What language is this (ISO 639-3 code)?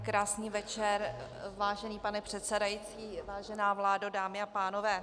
ces